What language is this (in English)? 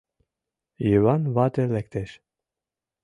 Mari